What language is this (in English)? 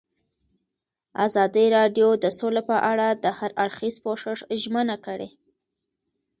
Pashto